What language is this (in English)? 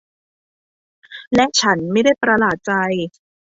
Thai